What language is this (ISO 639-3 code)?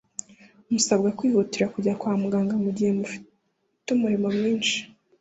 kin